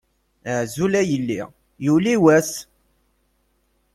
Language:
Kabyle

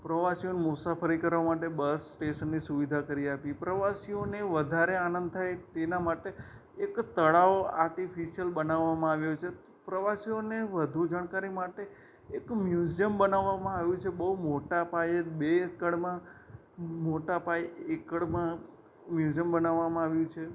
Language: Gujarati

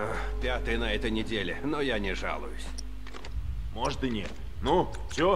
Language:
Russian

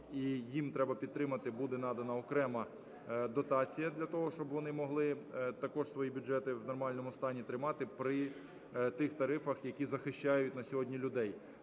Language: Ukrainian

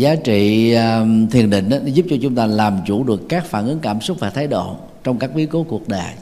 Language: Vietnamese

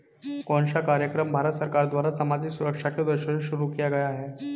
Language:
Hindi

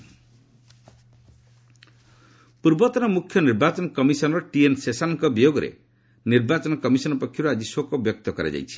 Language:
Odia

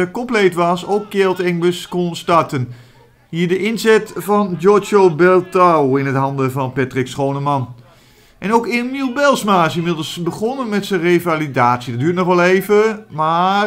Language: Dutch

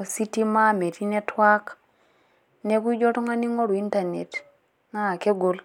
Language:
Masai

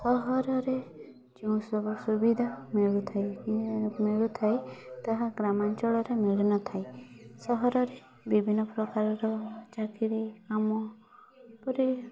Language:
Odia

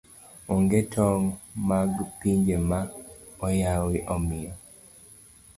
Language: Luo (Kenya and Tanzania)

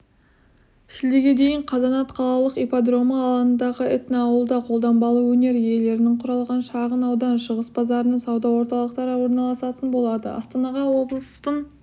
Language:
Kazakh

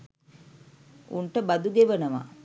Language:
Sinhala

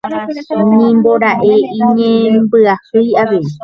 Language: Guarani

